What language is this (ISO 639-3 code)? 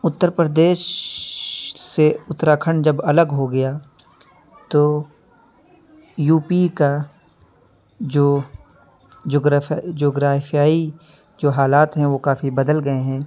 urd